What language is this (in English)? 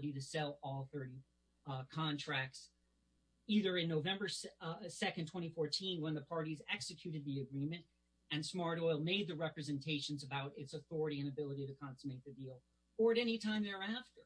English